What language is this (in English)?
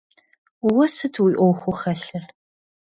Kabardian